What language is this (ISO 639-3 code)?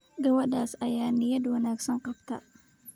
som